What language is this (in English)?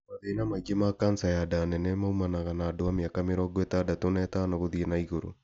Kikuyu